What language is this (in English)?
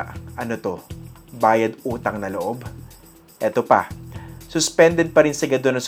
Filipino